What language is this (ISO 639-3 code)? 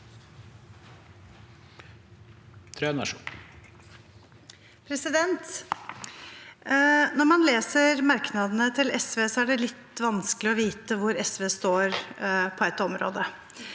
nor